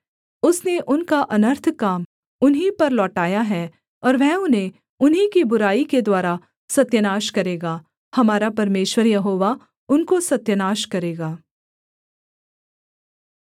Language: Hindi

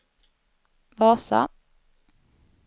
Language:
Swedish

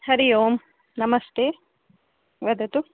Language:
Sanskrit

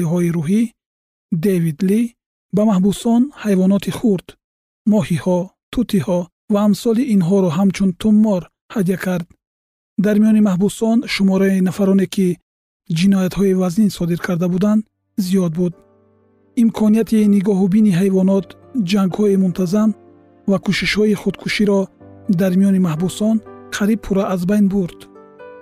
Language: Persian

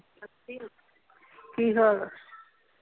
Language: Punjabi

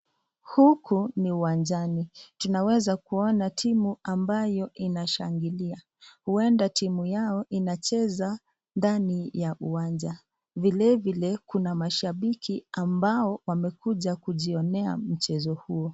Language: Swahili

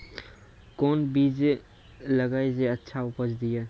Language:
Maithili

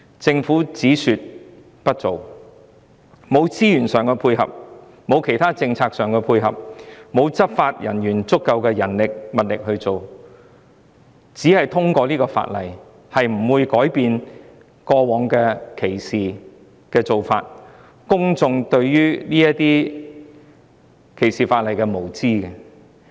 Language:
Cantonese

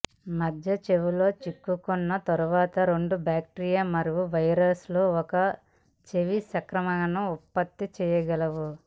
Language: Telugu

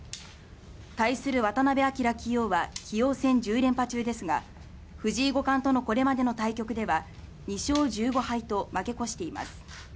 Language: Japanese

